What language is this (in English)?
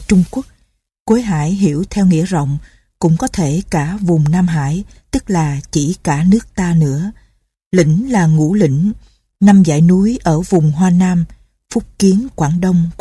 Vietnamese